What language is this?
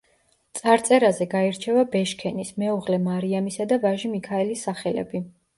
Georgian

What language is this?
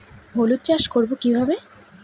Bangla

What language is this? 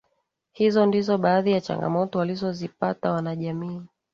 Swahili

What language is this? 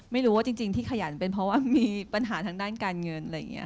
Thai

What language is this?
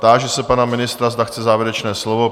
Czech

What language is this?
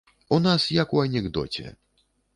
Belarusian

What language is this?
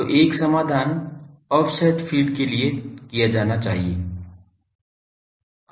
Hindi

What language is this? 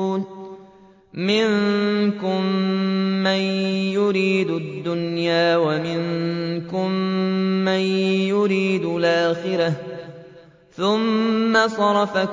Arabic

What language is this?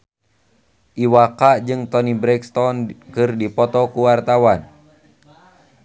Sundanese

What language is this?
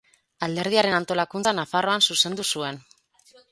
Basque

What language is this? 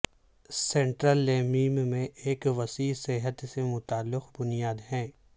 Urdu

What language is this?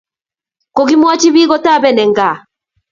Kalenjin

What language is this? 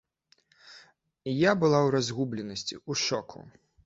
Belarusian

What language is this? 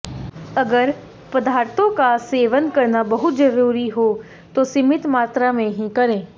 Hindi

